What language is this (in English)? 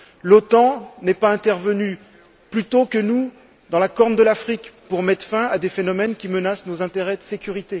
French